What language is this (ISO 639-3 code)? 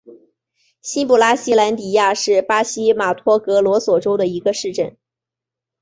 zho